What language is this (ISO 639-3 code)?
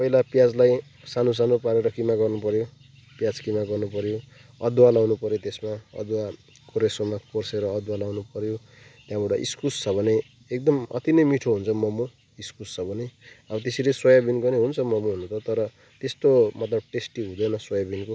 nep